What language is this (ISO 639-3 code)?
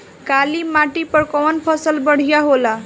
bho